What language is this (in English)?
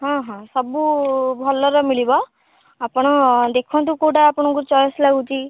Odia